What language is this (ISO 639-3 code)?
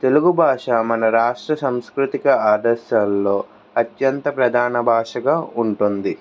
tel